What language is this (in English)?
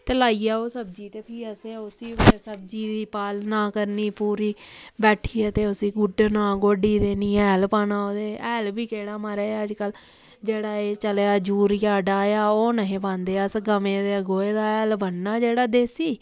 Dogri